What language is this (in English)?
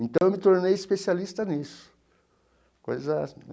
Portuguese